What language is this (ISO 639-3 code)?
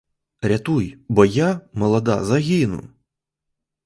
ukr